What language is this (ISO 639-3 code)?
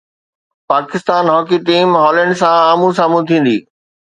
snd